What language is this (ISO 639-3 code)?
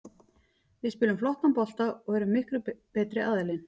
isl